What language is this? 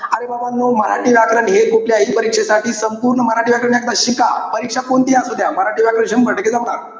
Marathi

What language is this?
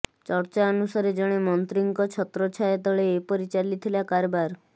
Odia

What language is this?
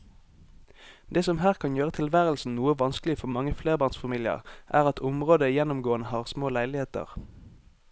Norwegian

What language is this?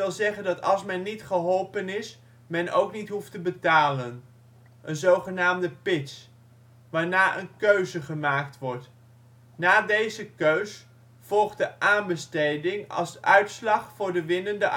Dutch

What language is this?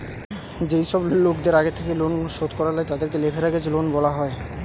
Bangla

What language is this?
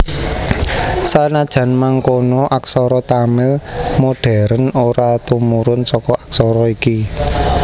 Javanese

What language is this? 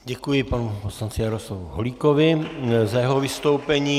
Czech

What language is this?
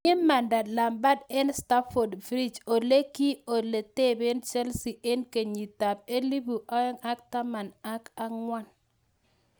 Kalenjin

